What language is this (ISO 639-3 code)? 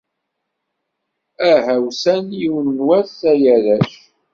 kab